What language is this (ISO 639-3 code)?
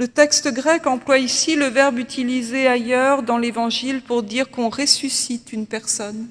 fra